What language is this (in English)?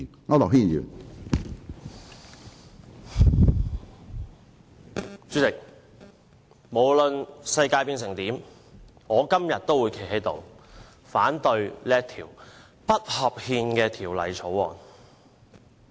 Cantonese